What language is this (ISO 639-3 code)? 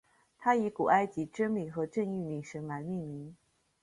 zho